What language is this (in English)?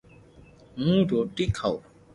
Loarki